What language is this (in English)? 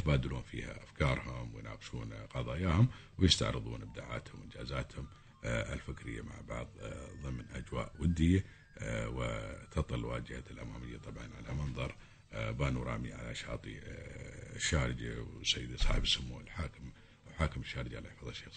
Arabic